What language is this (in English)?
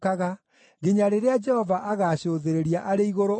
Kikuyu